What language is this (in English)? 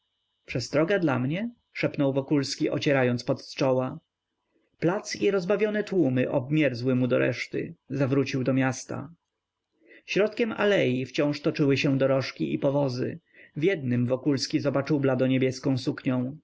Polish